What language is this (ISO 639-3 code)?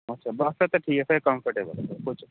pan